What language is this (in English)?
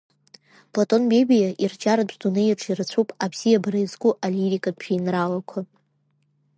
Abkhazian